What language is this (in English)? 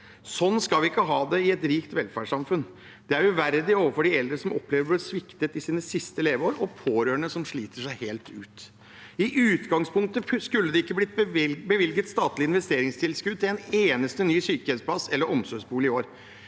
Norwegian